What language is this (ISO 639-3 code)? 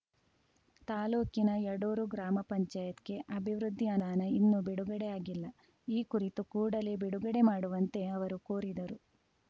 kan